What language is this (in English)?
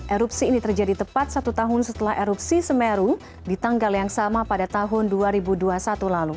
Indonesian